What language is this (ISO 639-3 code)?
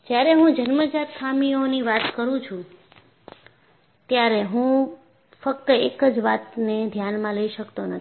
guj